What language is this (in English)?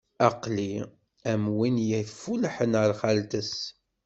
Kabyle